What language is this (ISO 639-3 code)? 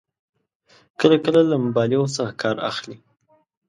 pus